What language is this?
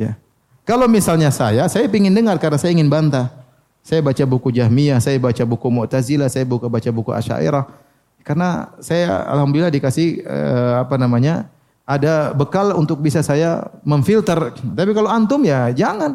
Indonesian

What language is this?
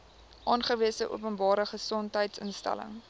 Afrikaans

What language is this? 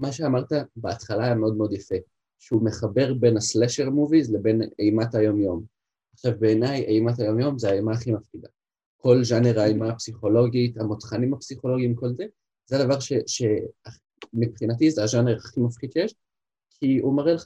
Hebrew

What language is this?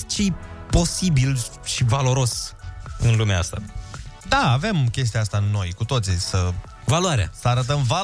Romanian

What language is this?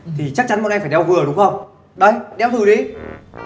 Vietnamese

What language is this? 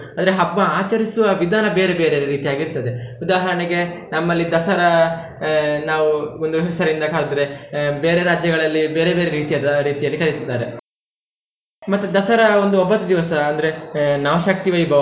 Kannada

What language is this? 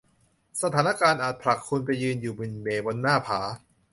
Thai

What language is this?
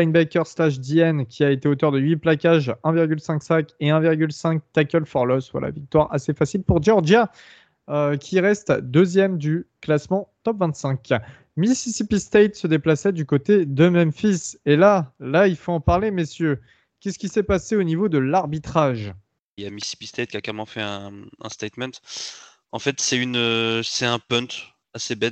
French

